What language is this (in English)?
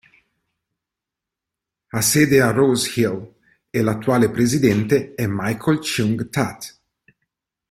Italian